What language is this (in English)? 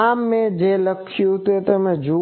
Gujarati